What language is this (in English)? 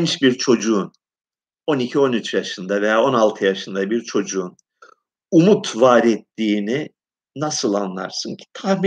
Turkish